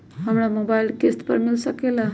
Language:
Magahi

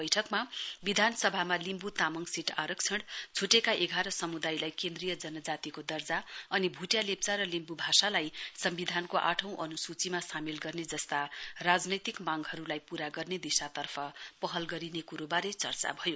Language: Nepali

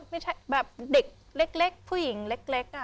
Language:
Thai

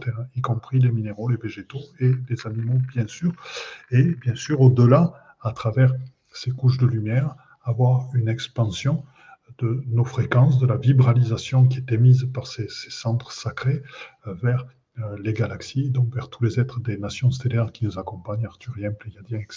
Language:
French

